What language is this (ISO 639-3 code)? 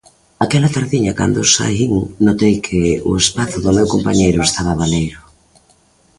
glg